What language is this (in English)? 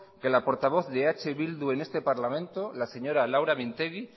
Spanish